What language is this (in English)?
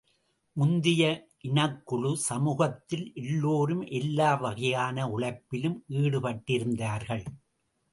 Tamil